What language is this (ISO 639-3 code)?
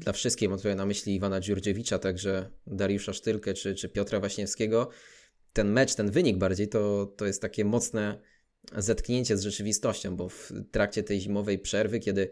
pol